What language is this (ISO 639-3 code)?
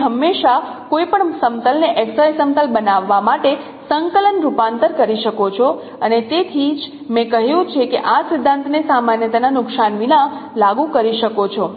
guj